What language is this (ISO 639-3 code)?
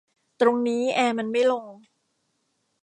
tha